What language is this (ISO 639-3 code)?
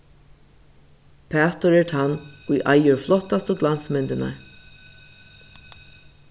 fao